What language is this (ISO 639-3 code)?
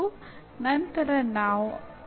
kan